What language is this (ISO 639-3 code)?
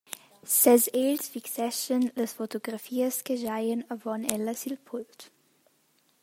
roh